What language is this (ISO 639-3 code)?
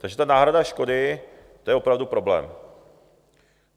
ces